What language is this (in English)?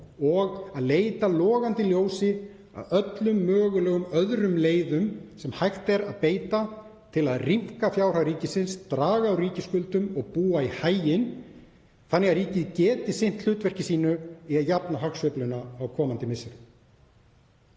Icelandic